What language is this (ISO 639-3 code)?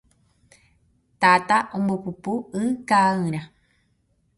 grn